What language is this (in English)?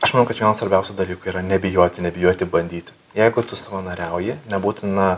Lithuanian